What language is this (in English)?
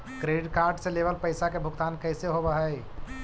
Magahi